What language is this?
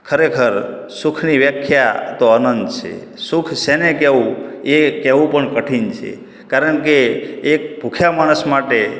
Gujarati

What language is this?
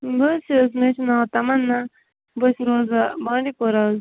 Kashmiri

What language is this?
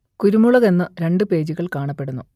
Malayalam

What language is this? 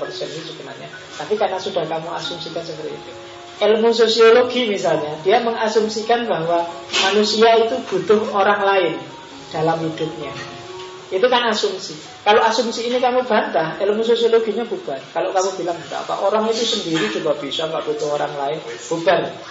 Indonesian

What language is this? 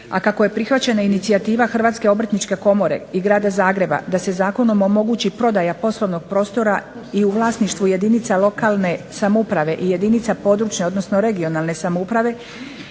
Croatian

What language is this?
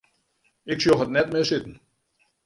Western Frisian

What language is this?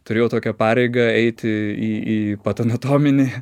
Lithuanian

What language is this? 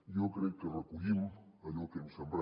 Catalan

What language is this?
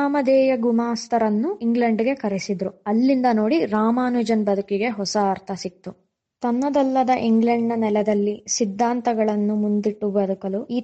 Kannada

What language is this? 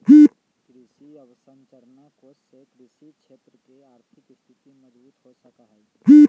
Magahi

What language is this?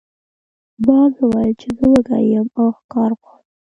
Pashto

